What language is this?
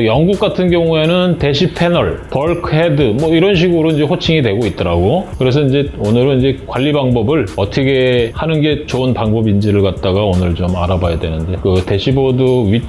Korean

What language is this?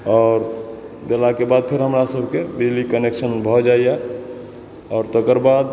Maithili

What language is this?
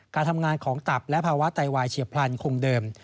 Thai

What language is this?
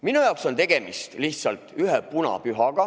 Estonian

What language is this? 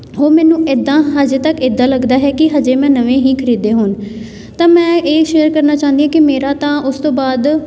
Punjabi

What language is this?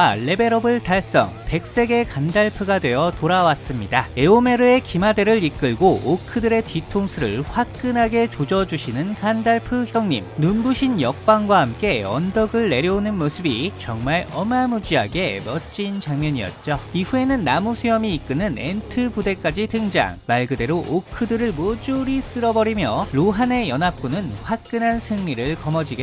Korean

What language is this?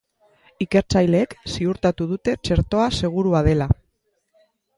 Basque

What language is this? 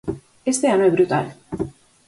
Galician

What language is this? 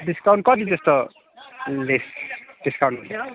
Nepali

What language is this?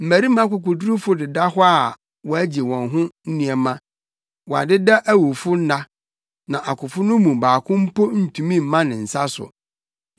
Akan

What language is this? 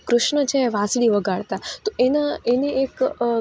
Gujarati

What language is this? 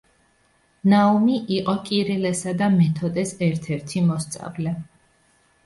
Georgian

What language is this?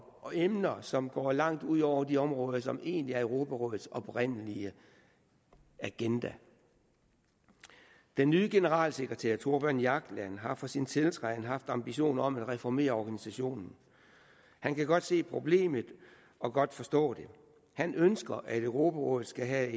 Danish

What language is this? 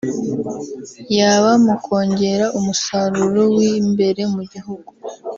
Kinyarwanda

